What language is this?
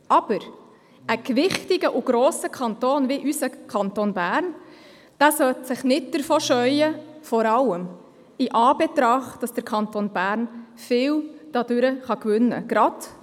Swiss German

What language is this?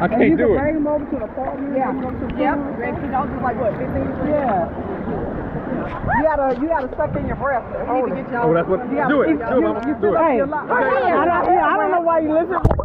English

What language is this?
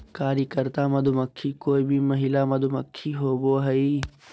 Magahi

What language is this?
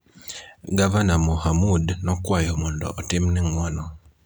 Luo (Kenya and Tanzania)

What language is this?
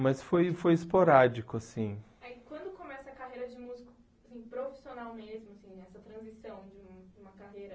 Portuguese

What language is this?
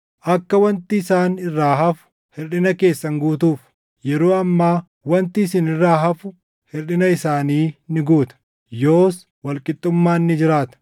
Oromo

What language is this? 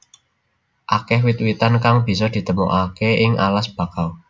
Javanese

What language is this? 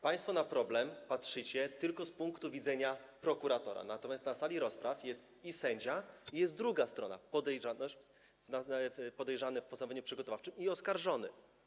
Polish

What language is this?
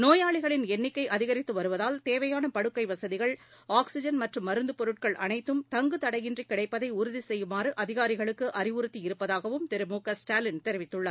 Tamil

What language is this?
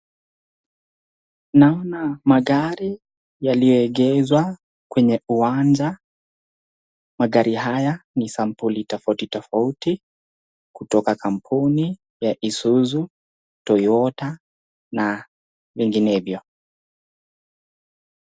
Swahili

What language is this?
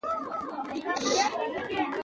Pashto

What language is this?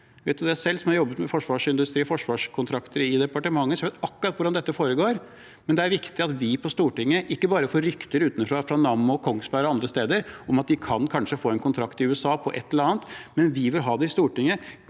Norwegian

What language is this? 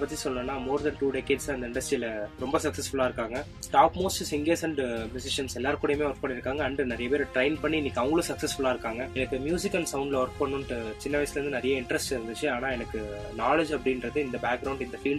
Hindi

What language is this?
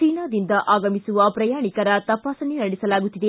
Kannada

